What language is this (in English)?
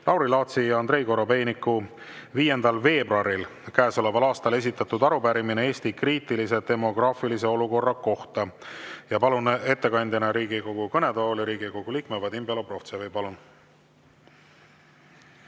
Estonian